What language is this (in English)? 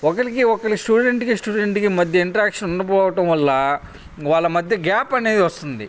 Telugu